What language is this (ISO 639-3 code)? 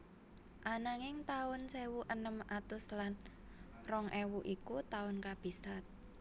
jav